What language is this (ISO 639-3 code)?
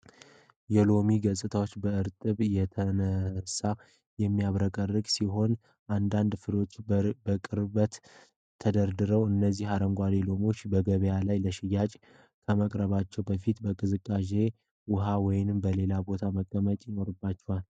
amh